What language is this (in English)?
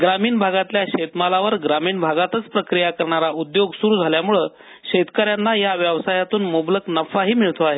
Marathi